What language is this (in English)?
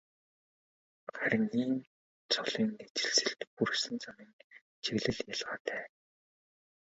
Mongolian